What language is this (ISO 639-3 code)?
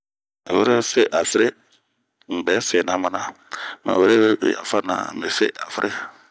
bmq